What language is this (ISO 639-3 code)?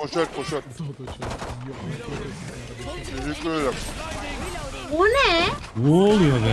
tur